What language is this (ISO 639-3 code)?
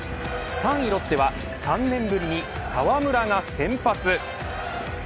jpn